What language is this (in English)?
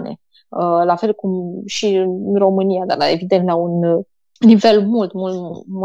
Romanian